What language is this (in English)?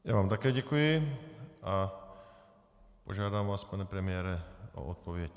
Czech